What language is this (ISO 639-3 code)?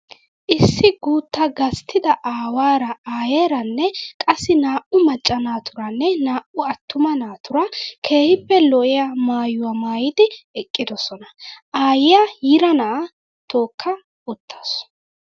wal